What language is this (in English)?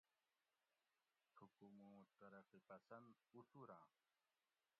Gawri